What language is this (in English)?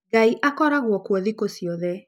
Kikuyu